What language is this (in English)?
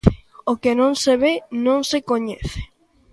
Galician